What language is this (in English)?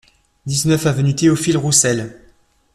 French